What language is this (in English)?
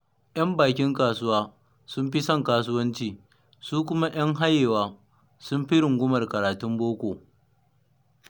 Hausa